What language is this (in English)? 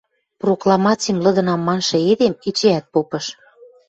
Western Mari